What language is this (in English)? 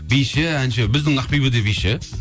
Kazakh